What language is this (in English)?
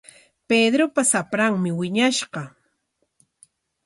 Corongo Ancash Quechua